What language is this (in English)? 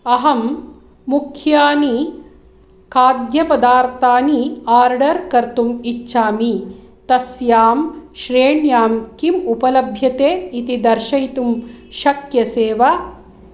Sanskrit